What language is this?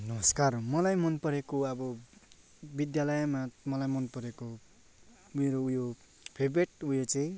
Nepali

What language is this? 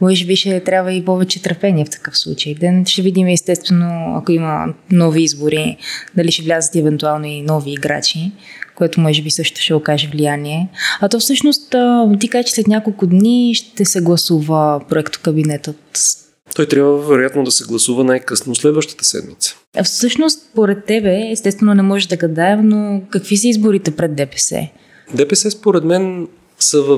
Bulgarian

